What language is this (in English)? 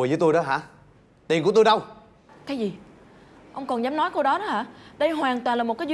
Vietnamese